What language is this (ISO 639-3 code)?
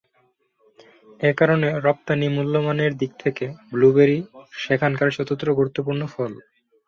ben